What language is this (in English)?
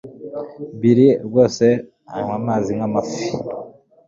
Kinyarwanda